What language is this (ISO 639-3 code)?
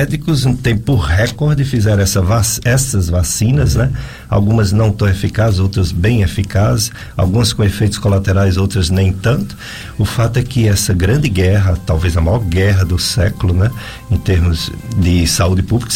por